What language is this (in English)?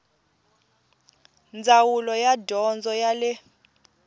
Tsonga